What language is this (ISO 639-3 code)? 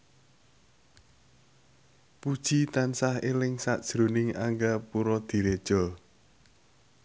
jav